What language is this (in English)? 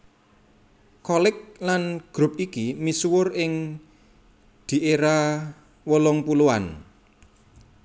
Javanese